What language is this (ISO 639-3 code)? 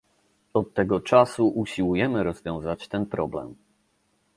pol